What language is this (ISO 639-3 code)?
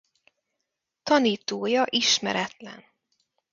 hun